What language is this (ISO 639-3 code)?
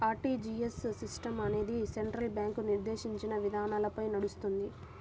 tel